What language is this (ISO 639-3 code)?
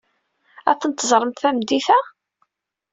kab